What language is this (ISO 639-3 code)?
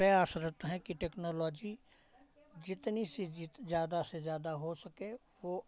hin